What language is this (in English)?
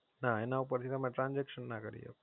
Gujarati